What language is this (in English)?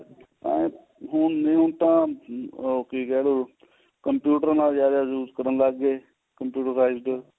Punjabi